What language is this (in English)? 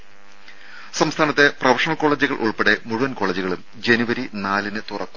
Malayalam